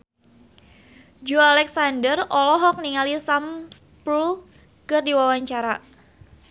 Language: Sundanese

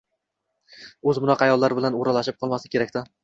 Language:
Uzbek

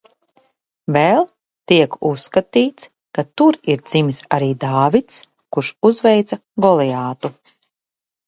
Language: Latvian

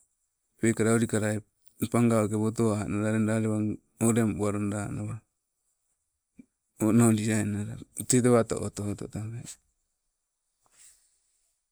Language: Sibe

